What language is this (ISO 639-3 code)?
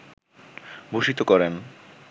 ben